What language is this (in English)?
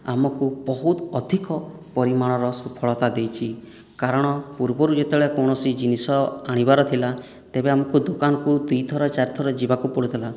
Odia